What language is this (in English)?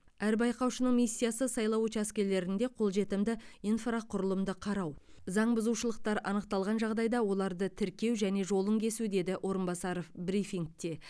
Kazakh